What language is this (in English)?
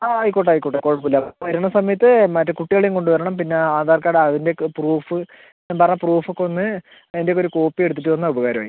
Malayalam